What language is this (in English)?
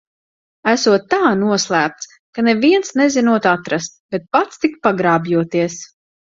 Latvian